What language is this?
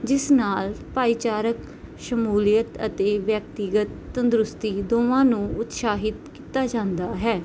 Punjabi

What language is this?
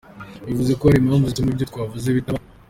Kinyarwanda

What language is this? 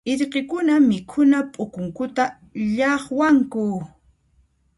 Puno Quechua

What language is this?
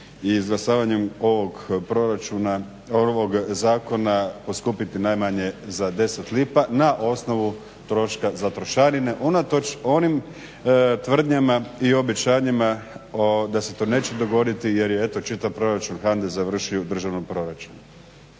Croatian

